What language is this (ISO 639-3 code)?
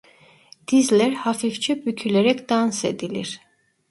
tur